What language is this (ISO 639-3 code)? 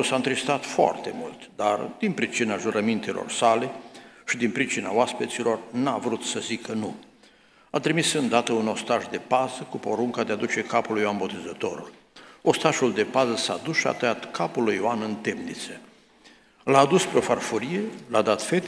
ron